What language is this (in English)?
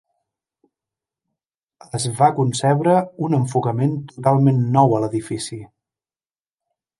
Catalan